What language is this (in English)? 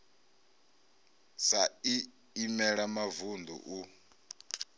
Venda